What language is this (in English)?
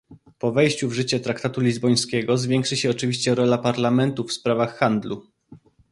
Polish